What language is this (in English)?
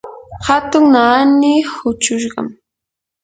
Yanahuanca Pasco Quechua